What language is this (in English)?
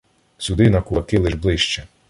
Ukrainian